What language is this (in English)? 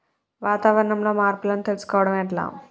Telugu